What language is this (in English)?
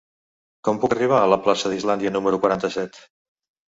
Catalan